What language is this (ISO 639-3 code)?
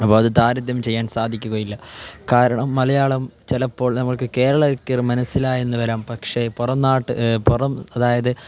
mal